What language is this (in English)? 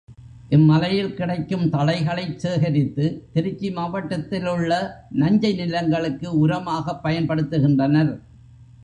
Tamil